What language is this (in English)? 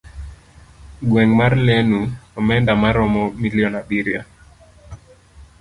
Luo (Kenya and Tanzania)